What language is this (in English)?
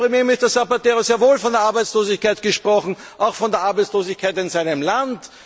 German